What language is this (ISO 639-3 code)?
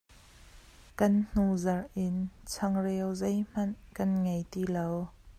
cnh